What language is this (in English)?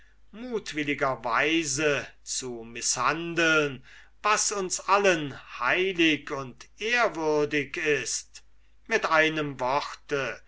German